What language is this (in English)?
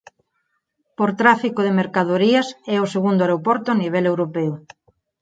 Galician